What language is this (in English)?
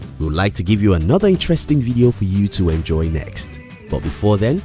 English